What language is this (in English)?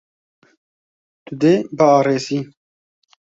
Kurdish